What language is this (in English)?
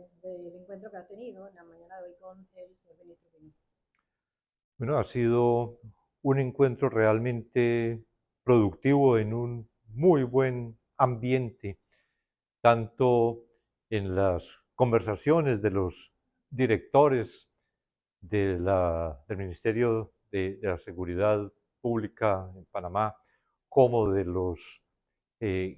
Spanish